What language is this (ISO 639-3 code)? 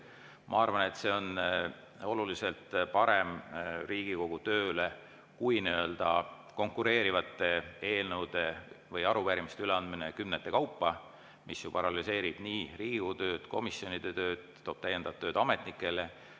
est